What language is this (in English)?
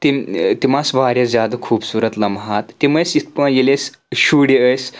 Kashmiri